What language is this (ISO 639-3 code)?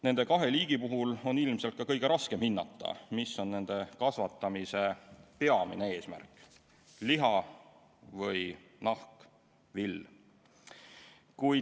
est